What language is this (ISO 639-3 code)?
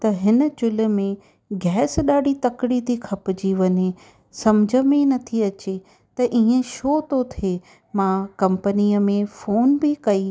snd